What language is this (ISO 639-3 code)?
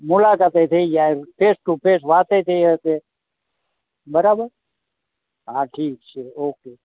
guj